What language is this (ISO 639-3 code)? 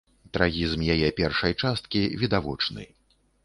bel